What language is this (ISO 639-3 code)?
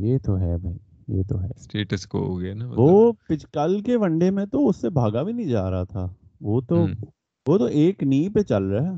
urd